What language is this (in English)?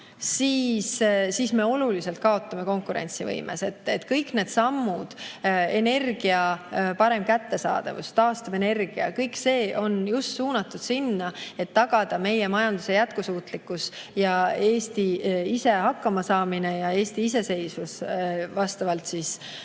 Estonian